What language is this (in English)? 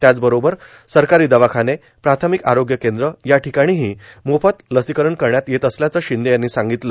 Marathi